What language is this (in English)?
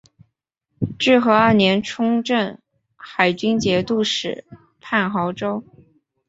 Chinese